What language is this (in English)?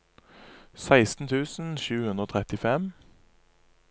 Norwegian